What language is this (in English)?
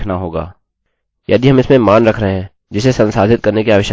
Hindi